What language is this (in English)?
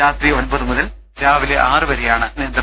Malayalam